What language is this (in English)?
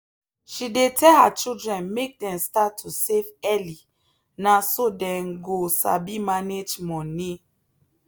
Nigerian Pidgin